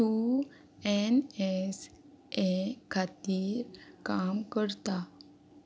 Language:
Konkani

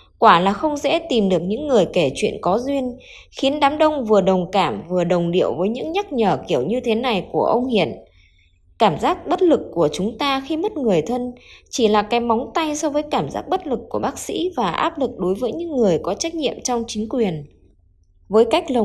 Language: Vietnamese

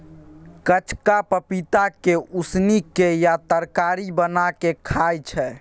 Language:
Maithili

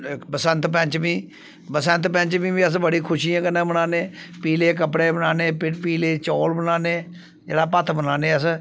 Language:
Dogri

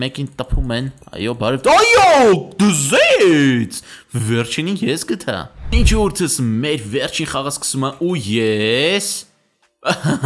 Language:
Romanian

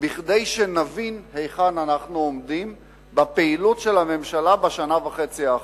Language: Hebrew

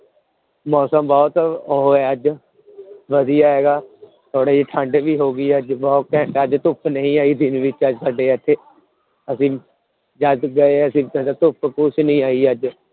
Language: Punjabi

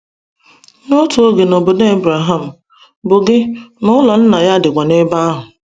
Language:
Igbo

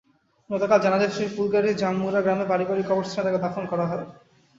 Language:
Bangla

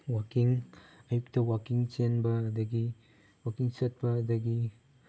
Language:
Manipuri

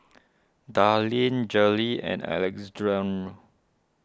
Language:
English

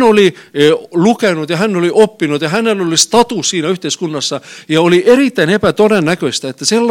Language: Finnish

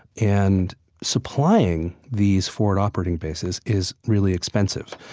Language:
English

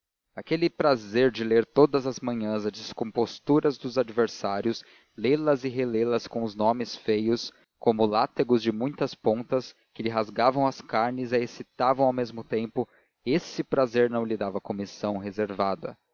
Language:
Portuguese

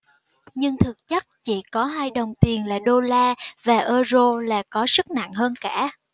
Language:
Vietnamese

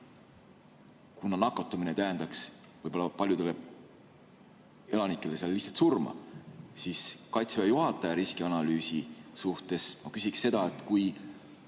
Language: Estonian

